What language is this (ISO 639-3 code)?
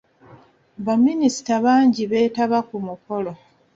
lug